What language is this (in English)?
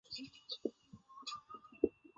Chinese